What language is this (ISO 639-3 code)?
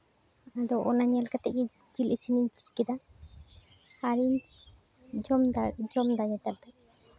sat